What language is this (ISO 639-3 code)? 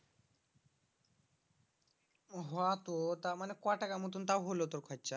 ben